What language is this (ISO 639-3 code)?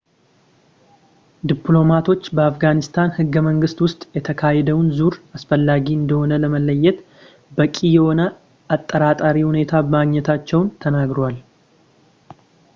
amh